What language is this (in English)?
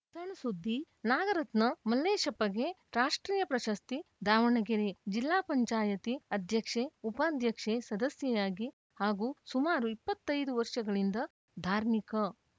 Kannada